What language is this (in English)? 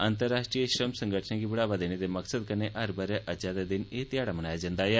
Dogri